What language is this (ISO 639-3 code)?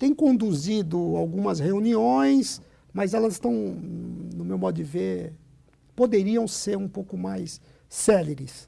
por